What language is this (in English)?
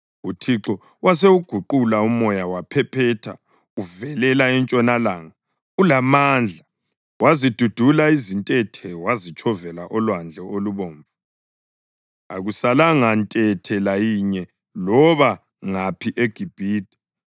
North Ndebele